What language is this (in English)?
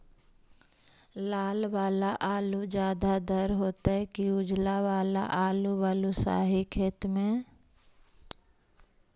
Magahi